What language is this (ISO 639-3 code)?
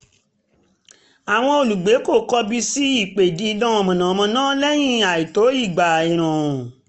yor